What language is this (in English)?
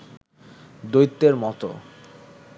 Bangla